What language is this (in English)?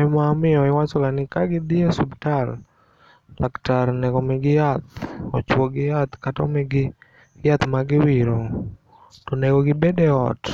Luo (Kenya and Tanzania)